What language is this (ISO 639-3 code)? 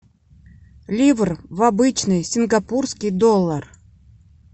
rus